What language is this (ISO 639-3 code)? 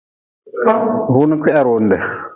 nmz